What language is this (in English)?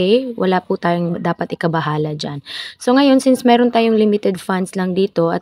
Filipino